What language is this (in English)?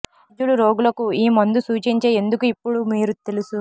Telugu